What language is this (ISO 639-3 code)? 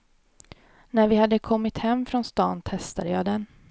swe